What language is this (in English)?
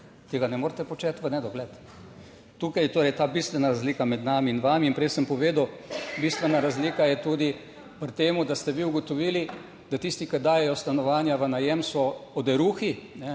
Slovenian